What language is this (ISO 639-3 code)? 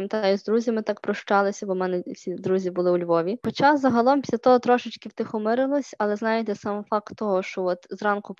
ukr